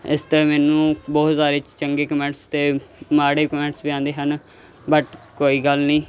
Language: Punjabi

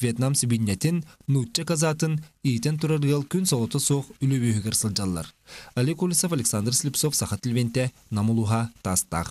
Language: Dutch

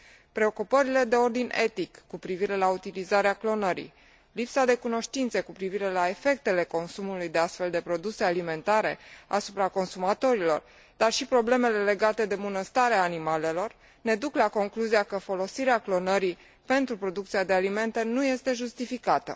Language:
Romanian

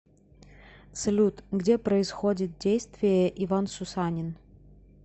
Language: Russian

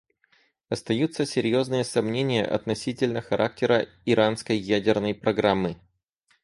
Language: Russian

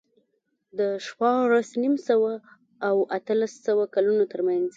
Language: Pashto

